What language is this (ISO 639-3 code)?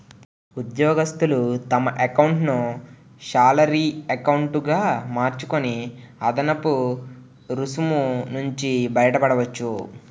tel